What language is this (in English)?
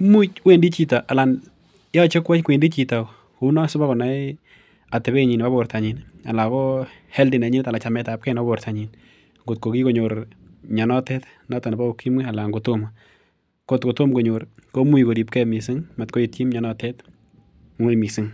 Kalenjin